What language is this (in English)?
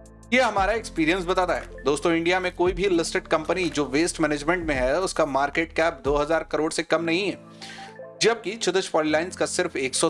Hindi